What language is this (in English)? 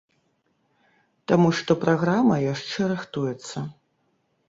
Belarusian